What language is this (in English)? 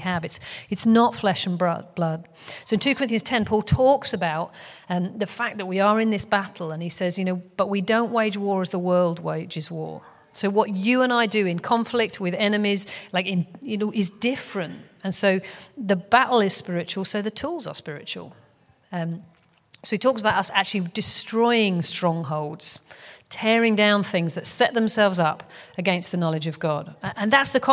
English